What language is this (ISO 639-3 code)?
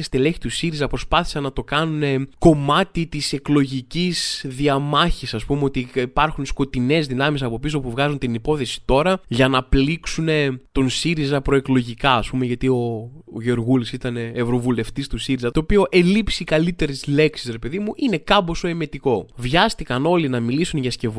ell